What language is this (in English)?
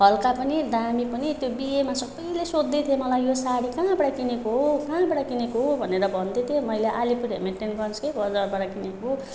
Nepali